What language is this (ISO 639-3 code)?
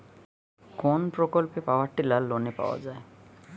ben